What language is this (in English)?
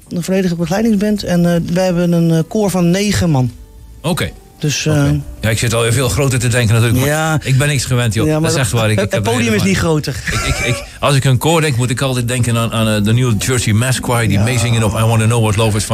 Dutch